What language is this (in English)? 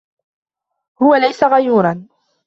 Arabic